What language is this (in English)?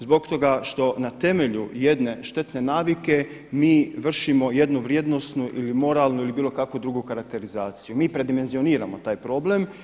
Croatian